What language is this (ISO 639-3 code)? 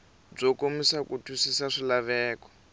tso